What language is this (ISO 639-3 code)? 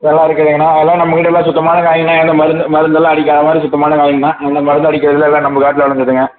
tam